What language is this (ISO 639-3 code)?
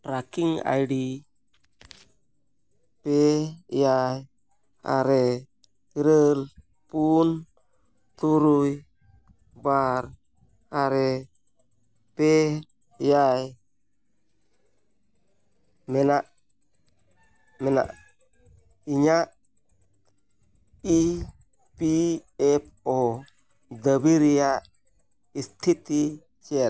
sat